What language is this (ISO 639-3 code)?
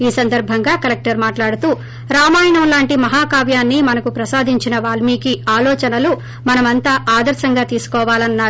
tel